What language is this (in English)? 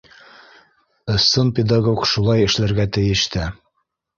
Bashkir